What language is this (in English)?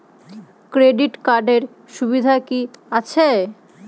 Bangla